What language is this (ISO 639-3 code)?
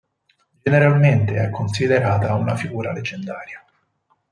ita